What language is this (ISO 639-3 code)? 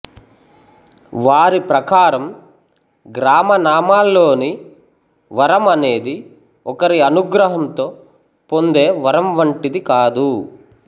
tel